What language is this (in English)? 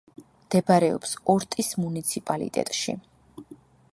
Georgian